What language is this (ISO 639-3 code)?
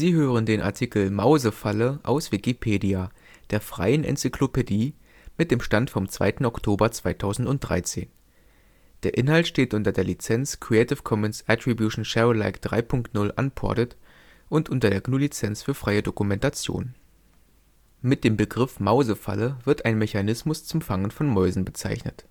deu